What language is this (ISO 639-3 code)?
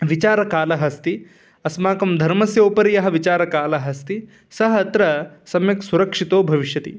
san